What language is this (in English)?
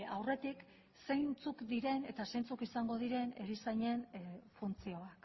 Basque